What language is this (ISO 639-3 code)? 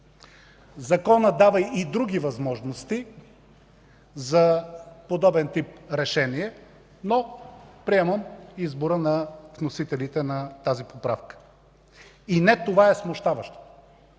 bul